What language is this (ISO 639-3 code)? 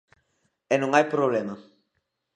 glg